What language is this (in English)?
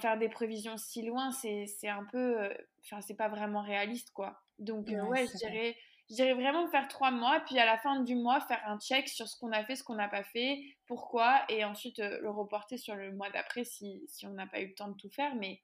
French